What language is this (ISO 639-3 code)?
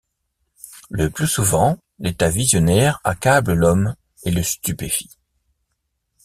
fra